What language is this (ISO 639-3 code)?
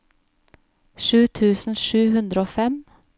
nor